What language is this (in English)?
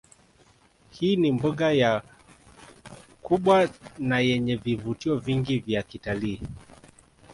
Swahili